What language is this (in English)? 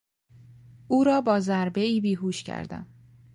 Persian